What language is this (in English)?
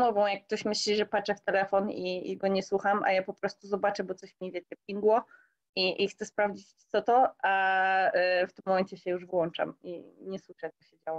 Polish